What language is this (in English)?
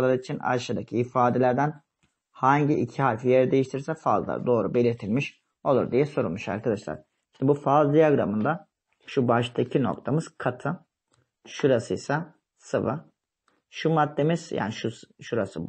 Turkish